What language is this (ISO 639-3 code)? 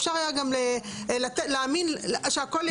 heb